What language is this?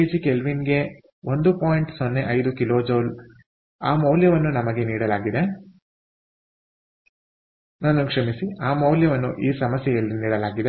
Kannada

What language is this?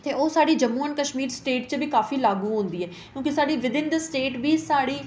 Dogri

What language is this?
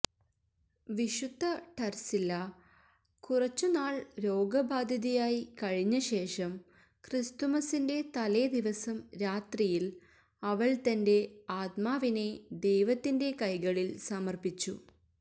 Malayalam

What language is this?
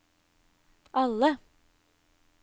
Norwegian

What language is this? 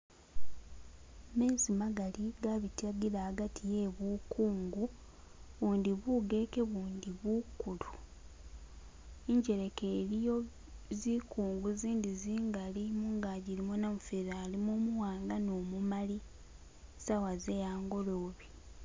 Masaaba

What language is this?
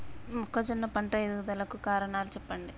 Telugu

